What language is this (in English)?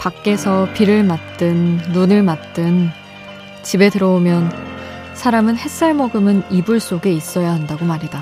Korean